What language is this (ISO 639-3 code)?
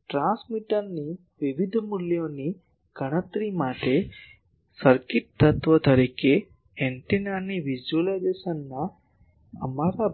guj